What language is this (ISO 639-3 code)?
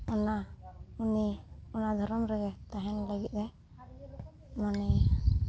sat